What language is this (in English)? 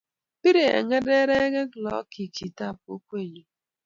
Kalenjin